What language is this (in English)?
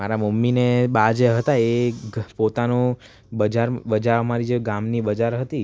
Gujarati